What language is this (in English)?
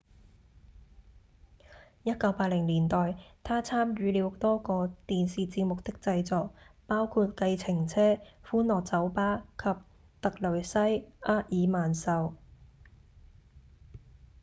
Cantonese